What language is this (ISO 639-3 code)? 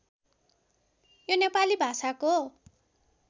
nep